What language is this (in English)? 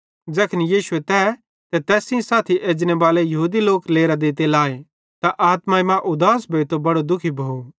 Bhadrawahi